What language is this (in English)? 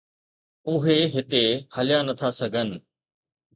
Sindhi